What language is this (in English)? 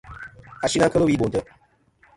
Kom